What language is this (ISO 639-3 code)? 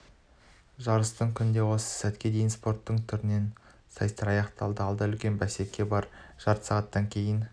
kaz